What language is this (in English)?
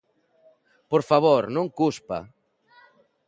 Galician